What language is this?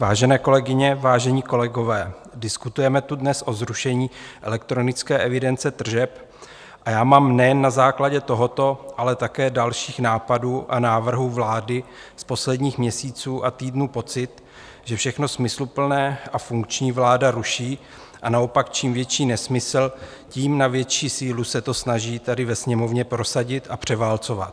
Czech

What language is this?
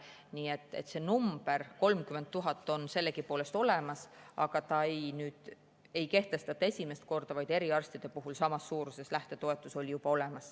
Estonian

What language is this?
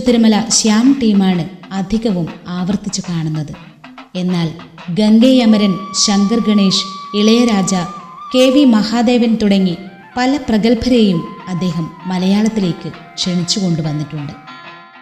Malayalam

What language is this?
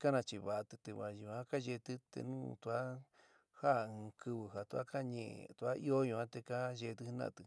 San Miguel El Grande Mixtec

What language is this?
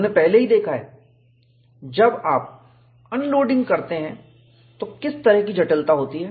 Hindi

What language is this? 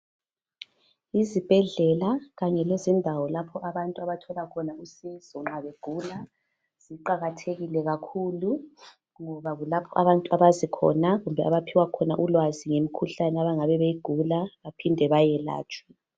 North Ndebele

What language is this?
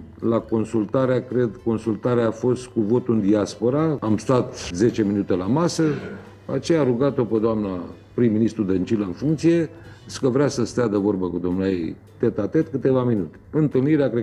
Romanian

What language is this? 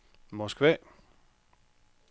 Danish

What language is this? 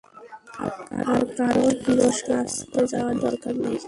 Bangla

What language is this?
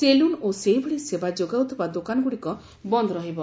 Odia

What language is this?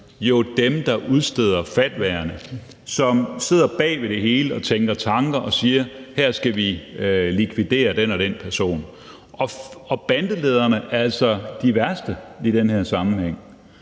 Danish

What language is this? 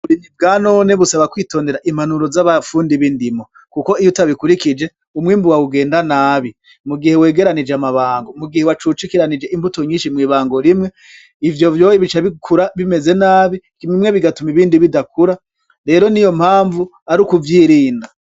Rundi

